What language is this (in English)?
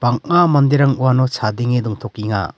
Garo